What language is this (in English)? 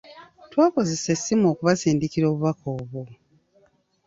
Ganda